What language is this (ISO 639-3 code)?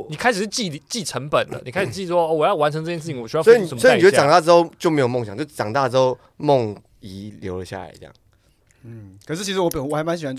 zho